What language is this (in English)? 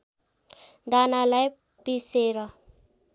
Nepali